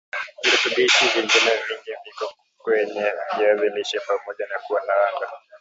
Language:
Swahili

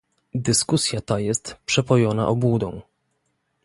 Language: Polish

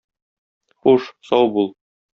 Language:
Tatar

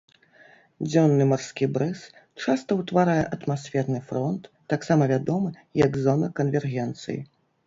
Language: Belarusian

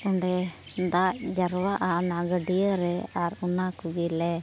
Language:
Santali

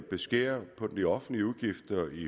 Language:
Danish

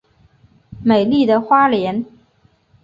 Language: Chinese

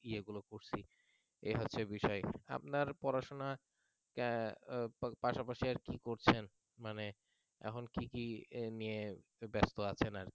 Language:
Bangla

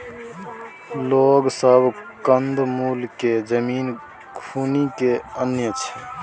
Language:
Maithili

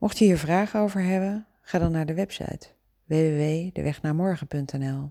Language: Dutch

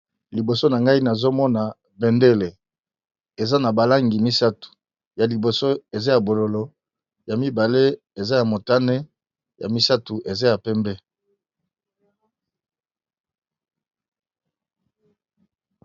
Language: Lingala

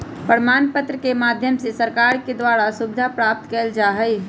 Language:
Magahi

